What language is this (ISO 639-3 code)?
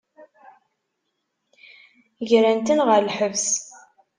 kab